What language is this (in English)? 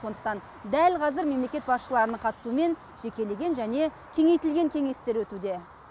Kazakh